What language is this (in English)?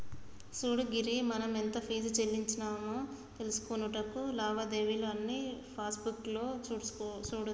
Telugu